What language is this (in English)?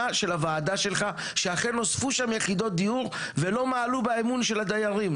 Hebrew